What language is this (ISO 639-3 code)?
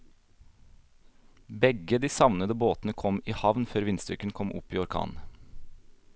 nor